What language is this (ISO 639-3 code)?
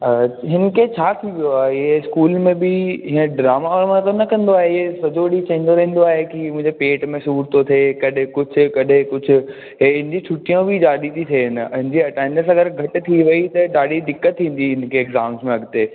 snd